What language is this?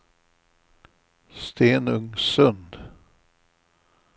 Swedish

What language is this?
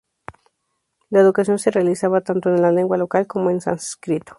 Spanish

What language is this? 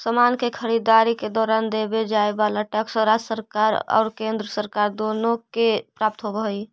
Magahi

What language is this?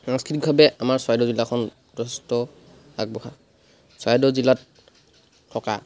Assamese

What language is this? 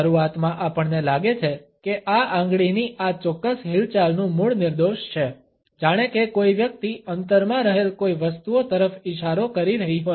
Gujarati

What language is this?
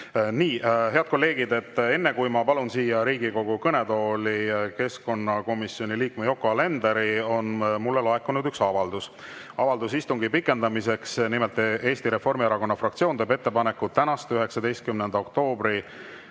Estonian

